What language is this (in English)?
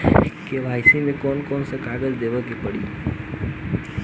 Bhojpuri